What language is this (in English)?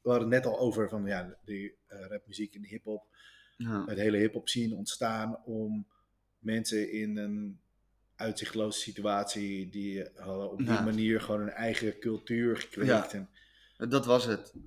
Dutch